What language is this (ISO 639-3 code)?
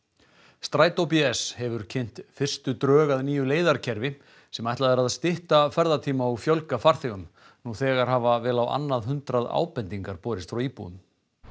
isl